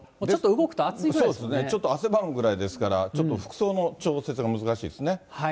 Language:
Japanese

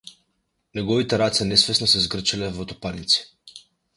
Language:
Macedonian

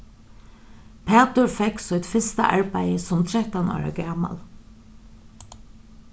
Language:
Faroese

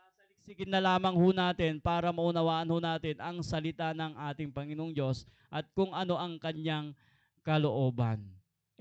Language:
Filipino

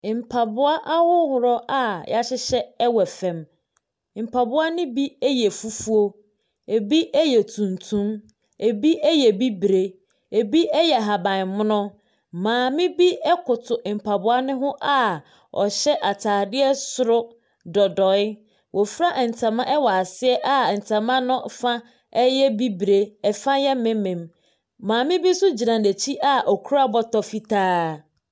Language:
Akan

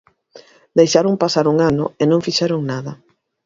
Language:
Galician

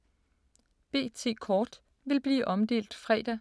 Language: Danish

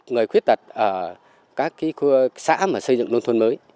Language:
Vietnamese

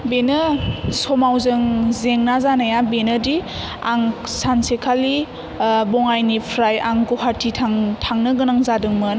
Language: Bodo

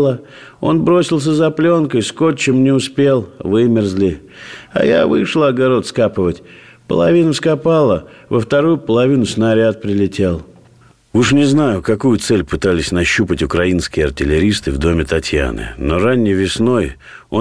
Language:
Russian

